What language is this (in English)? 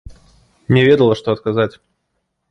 Belarusian